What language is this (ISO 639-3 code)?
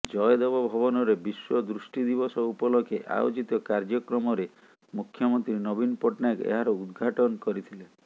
ori